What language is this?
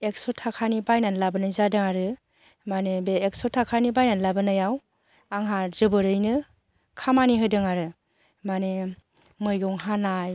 Bodo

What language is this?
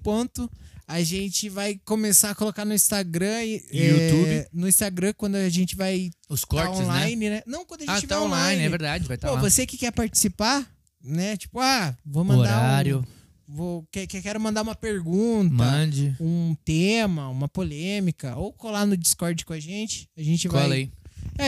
Portuguese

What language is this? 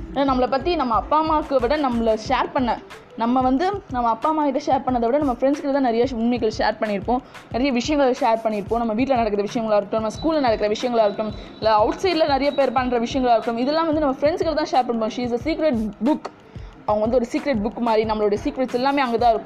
Tamil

